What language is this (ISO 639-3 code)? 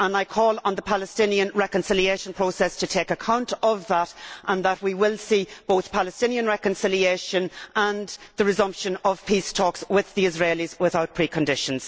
eng